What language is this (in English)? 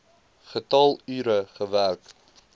Afrikaans